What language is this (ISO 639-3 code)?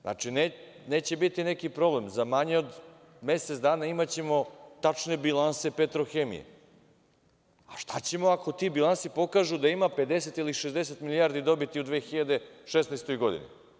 srp